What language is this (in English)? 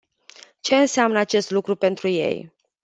Romanian